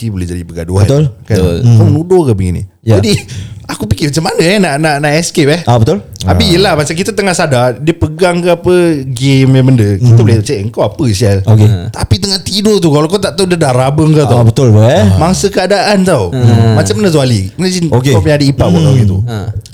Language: Malay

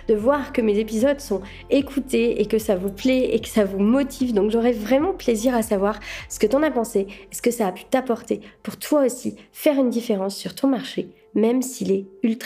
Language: French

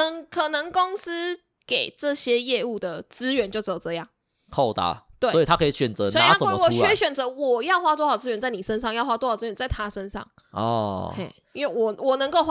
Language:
Chinese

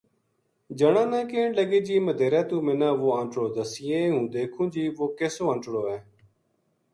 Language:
Gujari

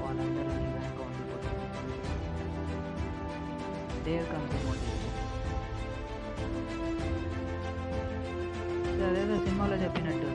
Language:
Telugu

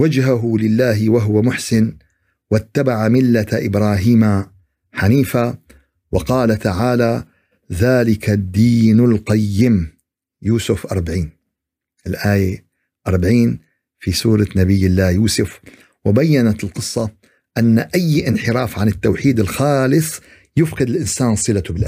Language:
Arabic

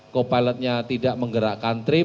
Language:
Indonesian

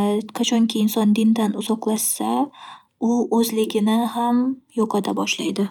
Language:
Uzbek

